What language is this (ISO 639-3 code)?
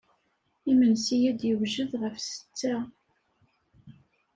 kab